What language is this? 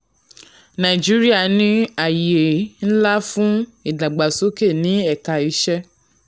Yoruba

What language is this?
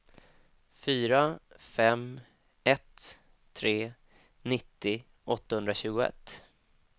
Swedish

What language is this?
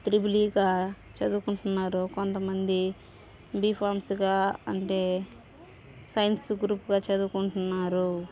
Telugu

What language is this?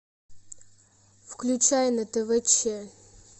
Russian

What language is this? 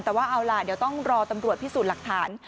Thai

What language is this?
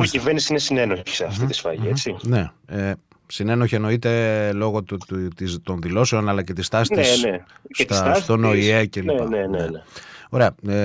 Greek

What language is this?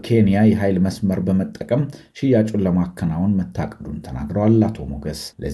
Amharic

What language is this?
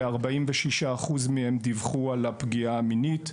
Hebrew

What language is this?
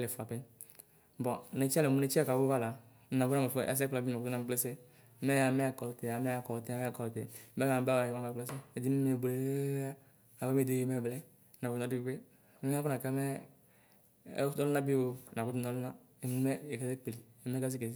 Ikposo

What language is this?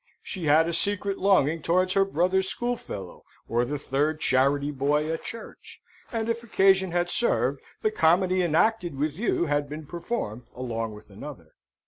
English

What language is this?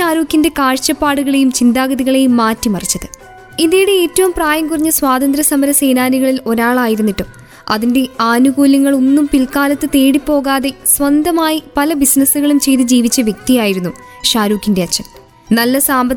Malayalam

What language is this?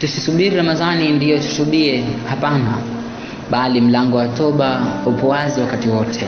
Swahili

